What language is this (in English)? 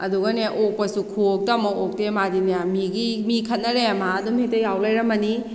Manipuri